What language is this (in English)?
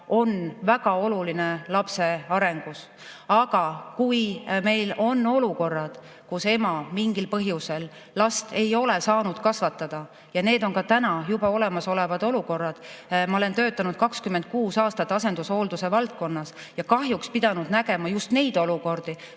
Estonian